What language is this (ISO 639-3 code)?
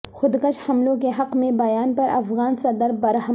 urd